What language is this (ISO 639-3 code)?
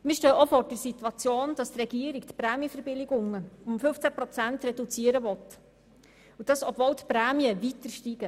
gsw